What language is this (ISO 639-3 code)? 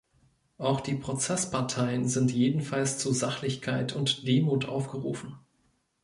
deu